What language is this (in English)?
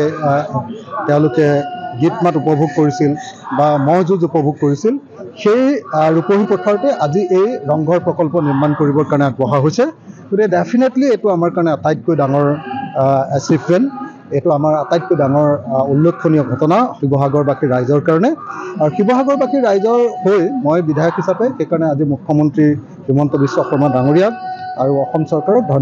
Bangla